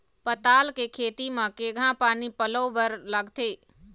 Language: Chhattisgarhi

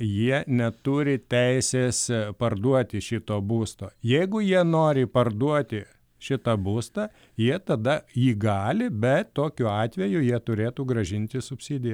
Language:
Lithuanian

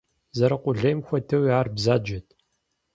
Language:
Kabardian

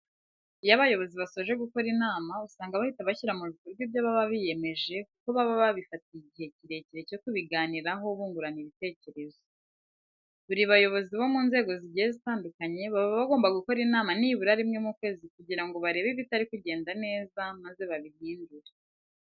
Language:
Kinyarwanda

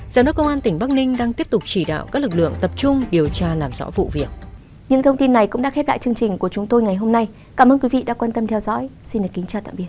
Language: Vietnamese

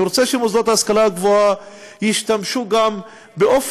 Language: Hebrew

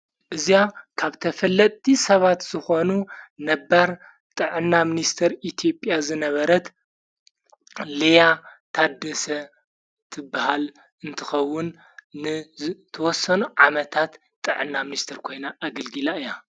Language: Tigrinya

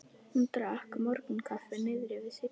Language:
Icelandic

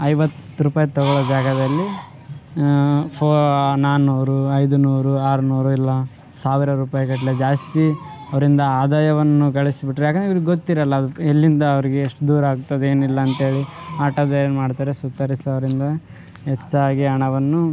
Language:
Kannada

